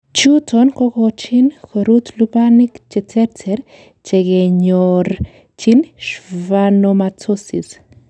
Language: Kalenjin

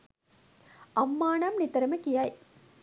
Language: Sinhala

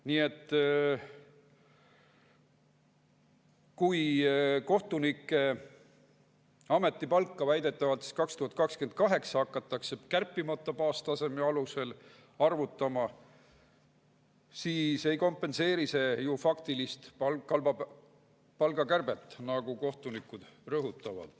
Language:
Estonian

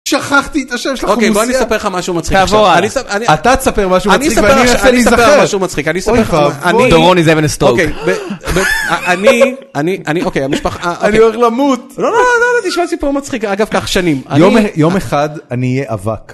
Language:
Hebrew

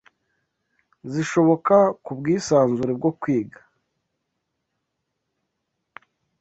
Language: Kinyarwanda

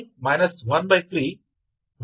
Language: Kannada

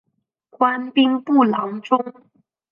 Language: Chinese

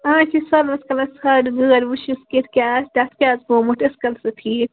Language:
Kashmiri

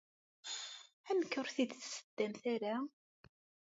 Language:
Kabyle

